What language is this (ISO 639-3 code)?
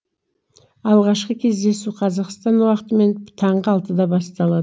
kaz